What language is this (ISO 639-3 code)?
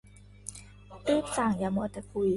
tha